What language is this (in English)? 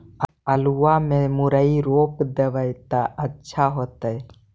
Magahi